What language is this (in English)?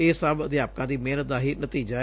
Punjabi